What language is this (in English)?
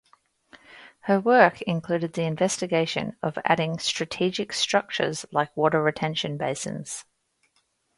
English